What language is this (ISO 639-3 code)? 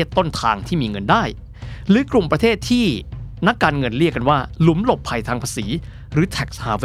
tha